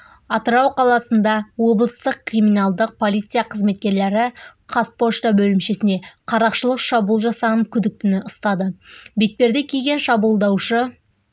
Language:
Kazakh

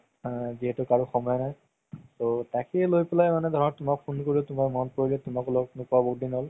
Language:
Assamese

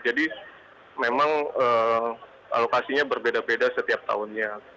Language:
Indonesian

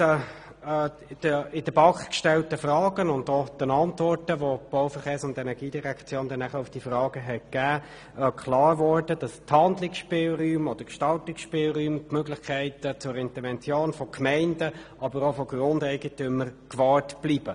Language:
Swiss German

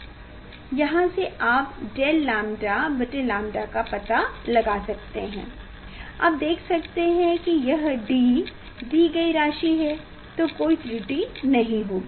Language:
Hindi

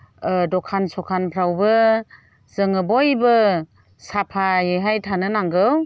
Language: Bodo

